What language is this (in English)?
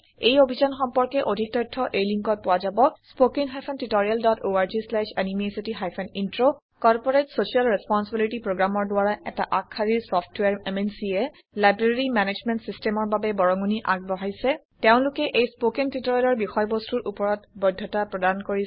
Assamese